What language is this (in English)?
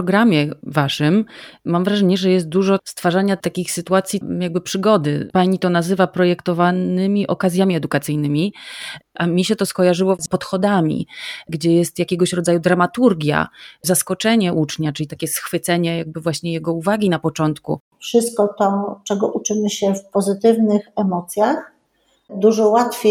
Polish